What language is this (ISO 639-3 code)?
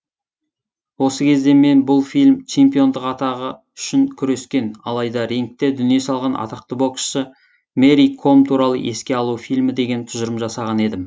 kaz